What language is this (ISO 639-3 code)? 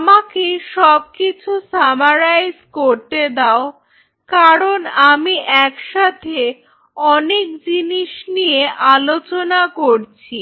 ben